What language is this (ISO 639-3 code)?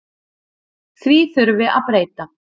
isl